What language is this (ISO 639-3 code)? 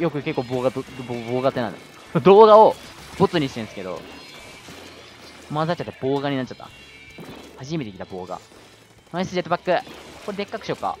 jpn